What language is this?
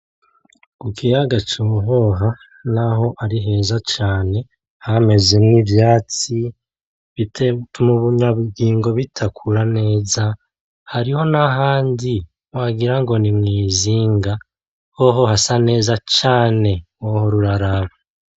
Rundi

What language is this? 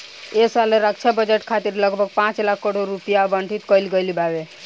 Bhojpuri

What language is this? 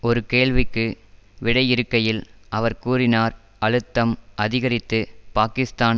Tamil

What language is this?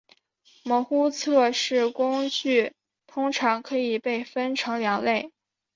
Chinese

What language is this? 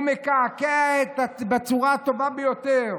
Hebrew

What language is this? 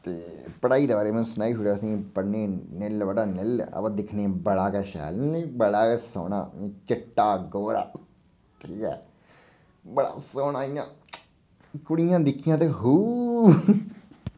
Dogri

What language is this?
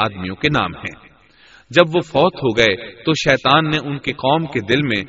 Urdu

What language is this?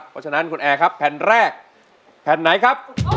Thai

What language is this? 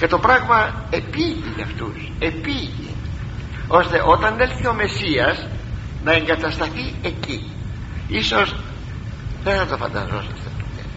Greek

